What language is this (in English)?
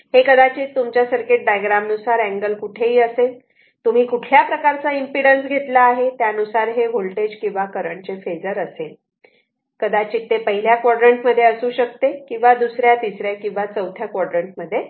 Marathi